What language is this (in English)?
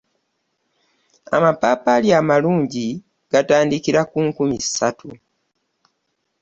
Ganda